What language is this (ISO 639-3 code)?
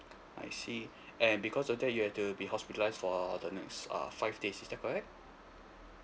eng